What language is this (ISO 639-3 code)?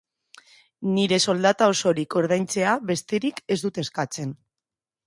eus